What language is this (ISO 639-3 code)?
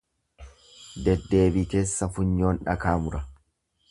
orm